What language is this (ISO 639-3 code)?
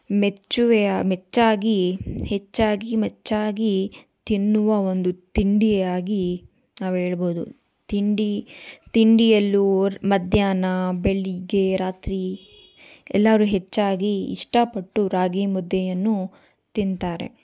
kan